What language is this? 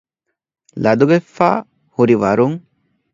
Divehi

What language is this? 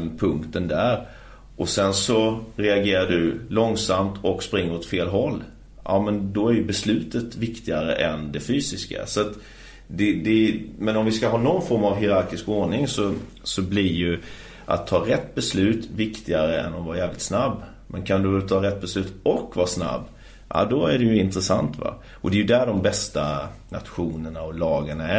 Swedish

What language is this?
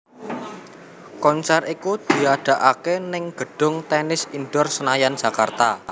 Javanese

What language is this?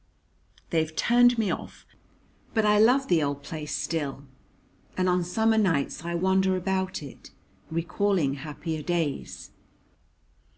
English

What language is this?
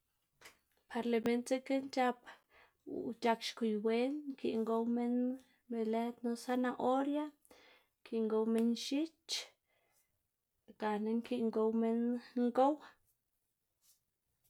Xanaguía Zapotec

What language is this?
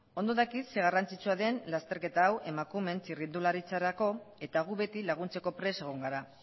Basque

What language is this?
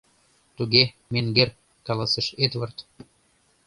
Mari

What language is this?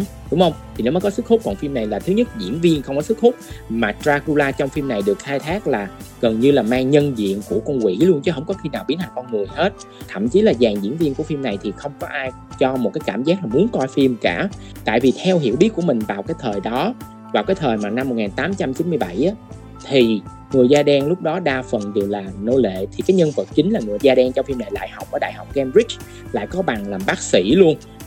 Vietnamese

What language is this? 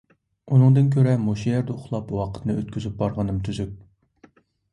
Uyghur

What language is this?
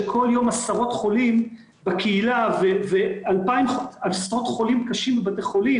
Hebrew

